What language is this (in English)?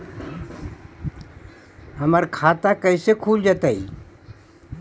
Magahi